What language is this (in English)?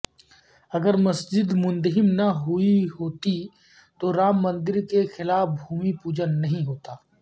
Urdu